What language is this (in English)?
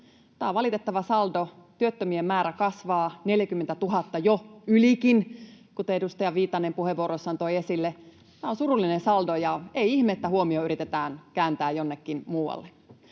Finnish